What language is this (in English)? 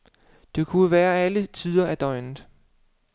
Danish